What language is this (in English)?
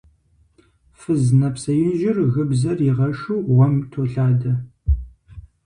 Kabardian